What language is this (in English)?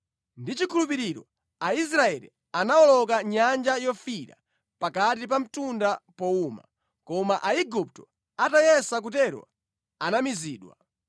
Nyanja